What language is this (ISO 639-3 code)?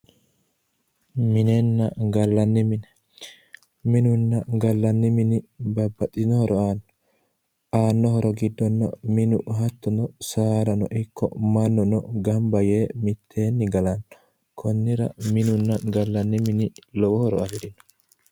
sid